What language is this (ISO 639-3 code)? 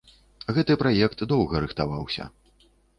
bel